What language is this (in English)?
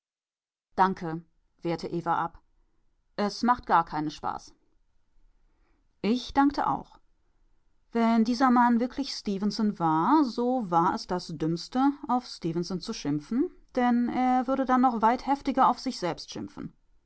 German